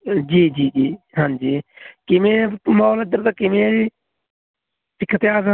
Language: Punjabi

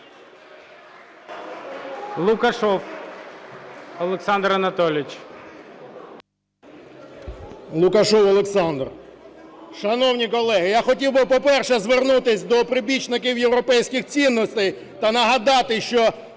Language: Ukrainian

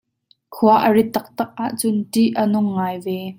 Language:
Hakha Chin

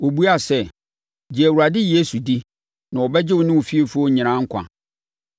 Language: Akan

